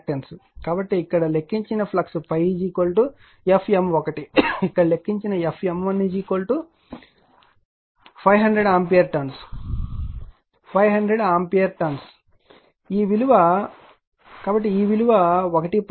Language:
Telugu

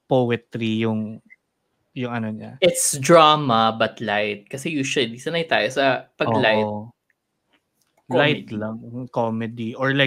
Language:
Filipino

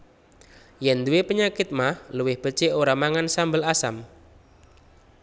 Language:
Javanese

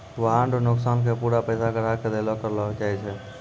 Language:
Maithili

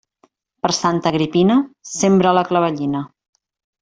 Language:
Catalan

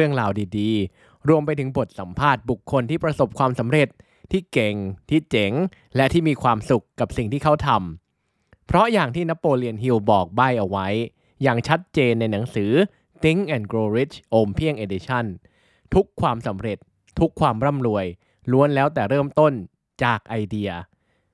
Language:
Thai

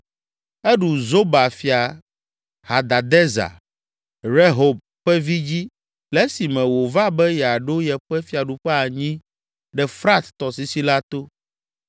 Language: Ewe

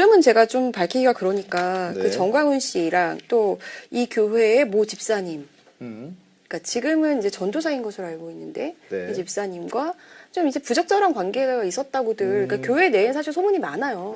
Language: Korean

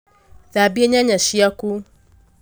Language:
Kikuyu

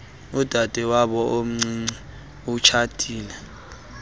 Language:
Xhosa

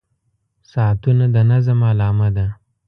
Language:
Pashto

